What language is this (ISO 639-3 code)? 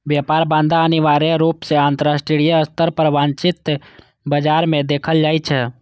mai